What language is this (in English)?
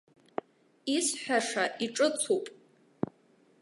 Abkhazian